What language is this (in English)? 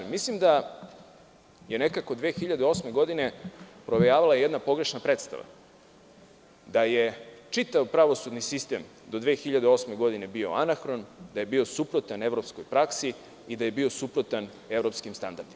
Serbian